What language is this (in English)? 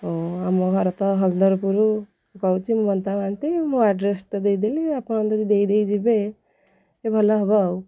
Odia